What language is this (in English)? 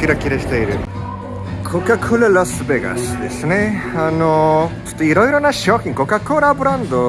Japanese